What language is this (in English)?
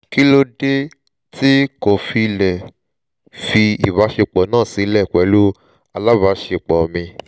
Yoruba